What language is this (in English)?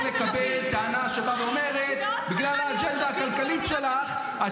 Hebrew